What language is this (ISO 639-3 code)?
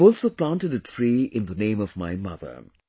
eng